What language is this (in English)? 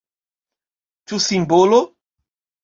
Esperanto